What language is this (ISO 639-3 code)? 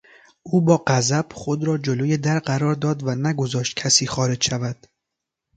fas